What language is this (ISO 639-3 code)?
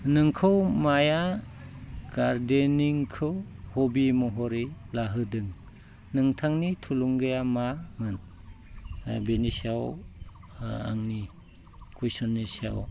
brx